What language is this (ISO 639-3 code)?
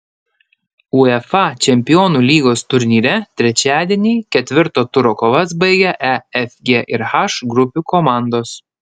lit